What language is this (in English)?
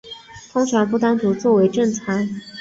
Chinese